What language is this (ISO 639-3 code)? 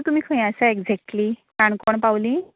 kok